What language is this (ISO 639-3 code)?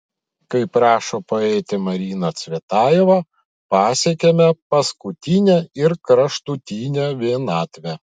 lit